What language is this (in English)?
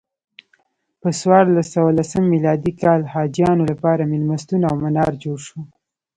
Pashto